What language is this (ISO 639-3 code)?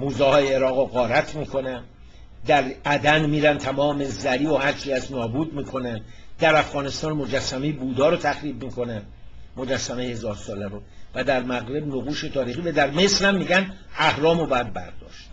fas